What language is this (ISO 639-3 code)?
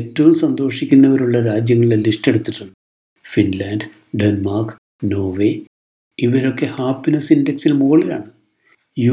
mal